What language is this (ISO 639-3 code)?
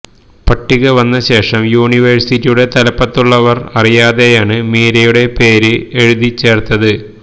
mal